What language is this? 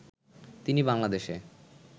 Bangla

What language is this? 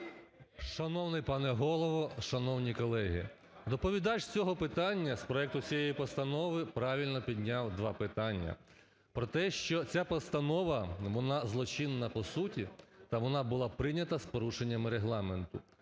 Ukrainian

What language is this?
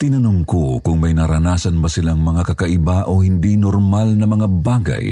Filipino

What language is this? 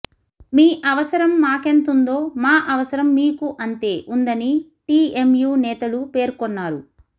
Telugu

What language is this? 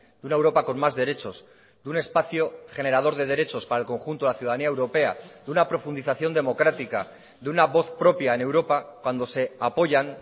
Spanish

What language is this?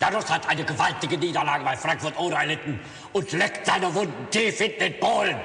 German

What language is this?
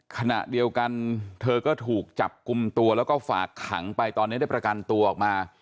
Thai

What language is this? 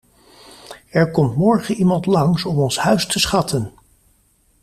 Dutch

